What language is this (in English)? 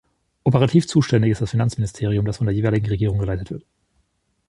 German